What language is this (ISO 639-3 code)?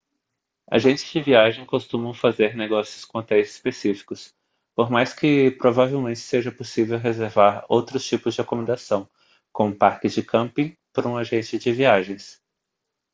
por